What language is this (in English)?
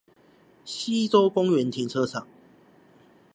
Chinese